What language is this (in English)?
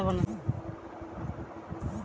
Magahi